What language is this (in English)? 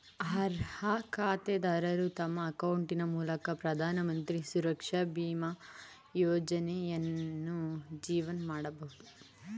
Kannada